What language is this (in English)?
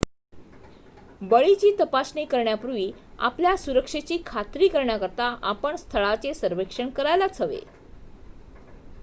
Marathi